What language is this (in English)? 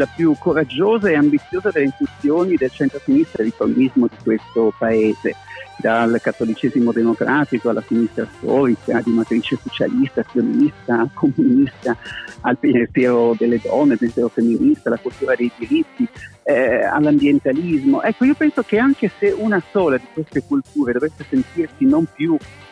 Italian